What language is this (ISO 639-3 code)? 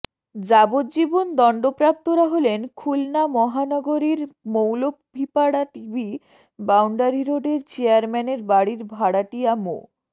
ben